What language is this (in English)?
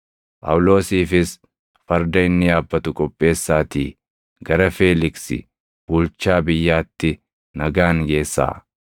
Oromo